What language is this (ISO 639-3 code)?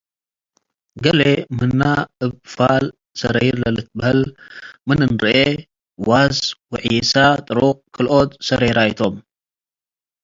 tig